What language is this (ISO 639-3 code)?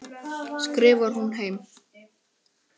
isl